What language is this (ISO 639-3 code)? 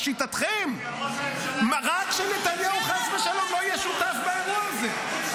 heb